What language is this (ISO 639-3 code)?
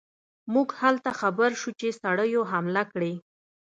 pus